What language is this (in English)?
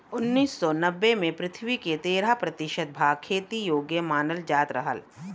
Bhojpuri